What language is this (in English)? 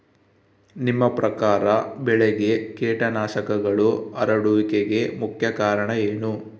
Kannada